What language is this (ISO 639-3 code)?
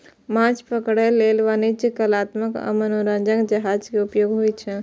mai